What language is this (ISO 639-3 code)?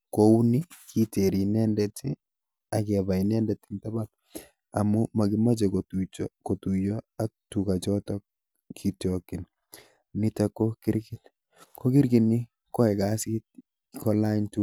kln